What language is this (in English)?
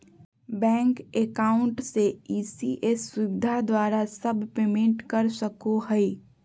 Magahi